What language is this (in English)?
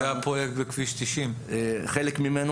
Hebrew